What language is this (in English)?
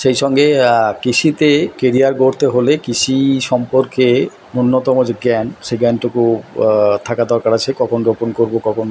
Bangla